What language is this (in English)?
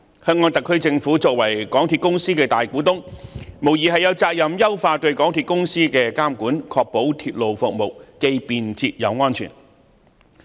Cantonese